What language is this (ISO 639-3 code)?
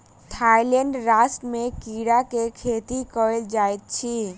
mai